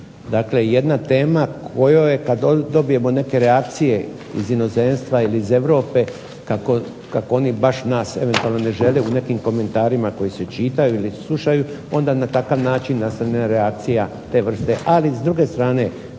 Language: Croatian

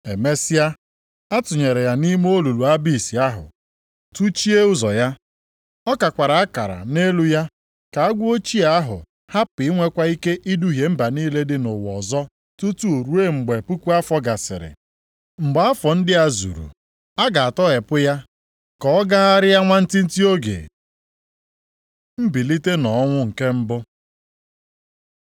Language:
Igbo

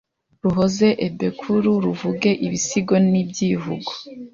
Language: Kinyarwanda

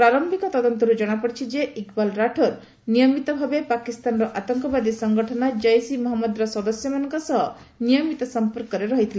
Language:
Odia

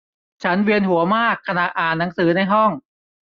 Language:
Thai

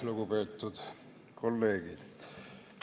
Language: Estonian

